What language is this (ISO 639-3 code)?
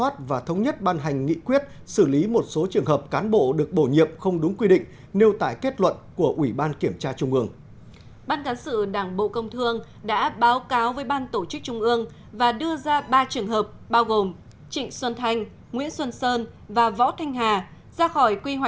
vie